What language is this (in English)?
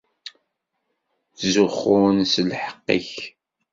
Kabyle